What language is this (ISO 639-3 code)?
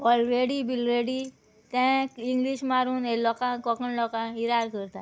kok